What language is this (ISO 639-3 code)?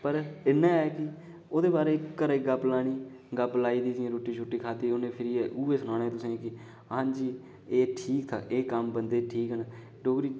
doi